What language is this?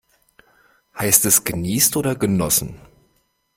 German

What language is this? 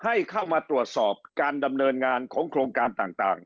Thai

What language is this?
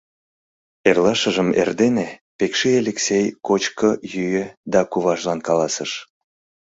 Mari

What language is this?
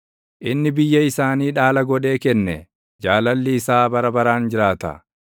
Oromo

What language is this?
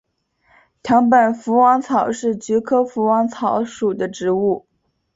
Chinese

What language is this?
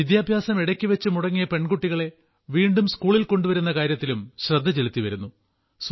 Malayalam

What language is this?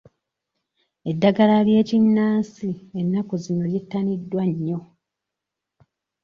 Ganda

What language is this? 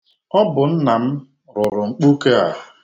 Igbo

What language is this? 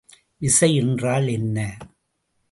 Tamil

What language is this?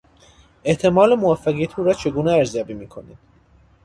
Persian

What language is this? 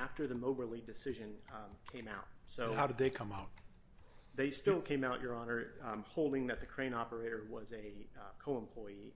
English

